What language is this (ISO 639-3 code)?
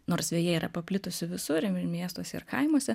lit